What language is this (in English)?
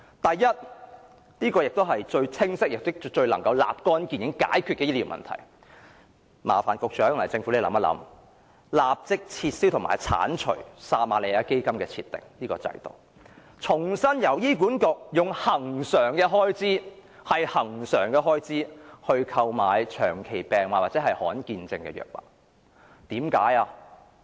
Cantonese